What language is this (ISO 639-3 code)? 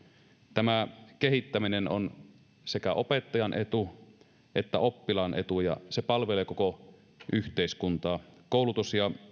fin